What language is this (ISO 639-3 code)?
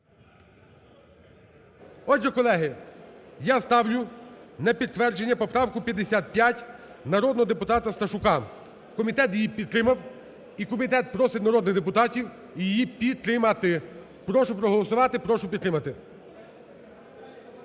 ukr